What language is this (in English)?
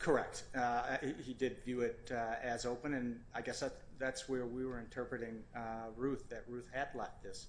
English